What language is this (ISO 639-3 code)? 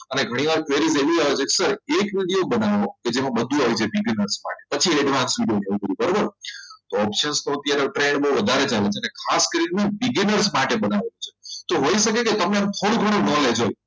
guj